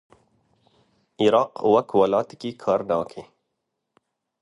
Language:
Kurdish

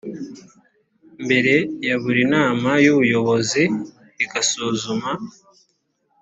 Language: Kinyarwanda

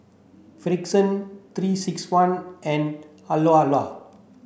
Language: English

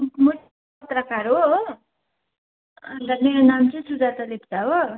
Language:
Nepali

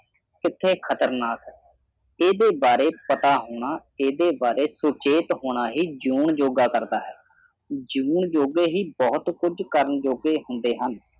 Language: Punjabi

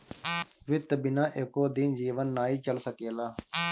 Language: Bhojpuri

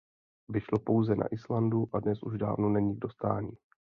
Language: Czech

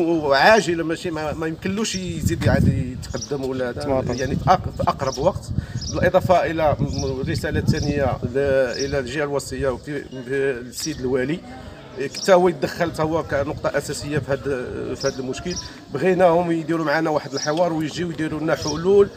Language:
Arabic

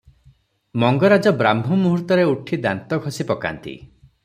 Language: Odia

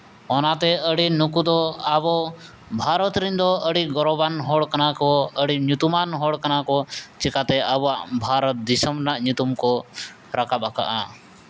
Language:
Santali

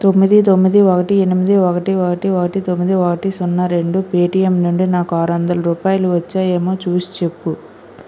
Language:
Telugu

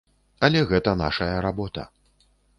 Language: Belarusian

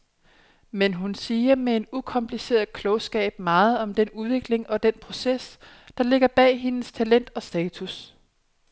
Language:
Danish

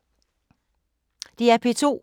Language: Danish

